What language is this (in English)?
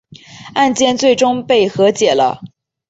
Chinese